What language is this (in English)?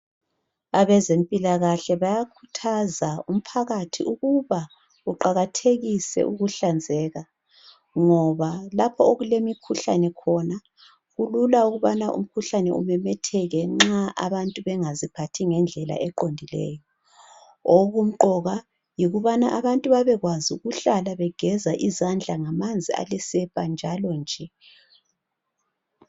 North Ndebele